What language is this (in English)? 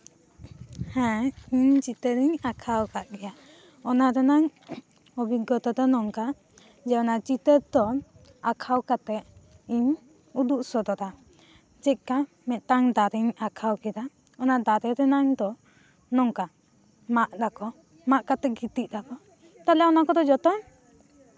Santali